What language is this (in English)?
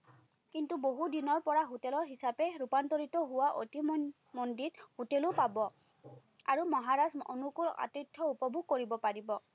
Assamese